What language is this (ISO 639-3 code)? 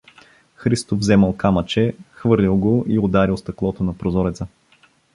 bul